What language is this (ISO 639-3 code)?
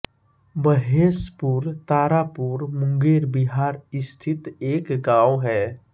hin